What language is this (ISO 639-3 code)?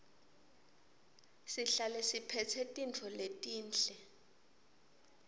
ssw